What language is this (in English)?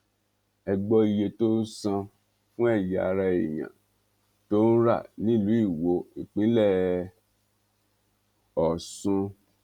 Yoruba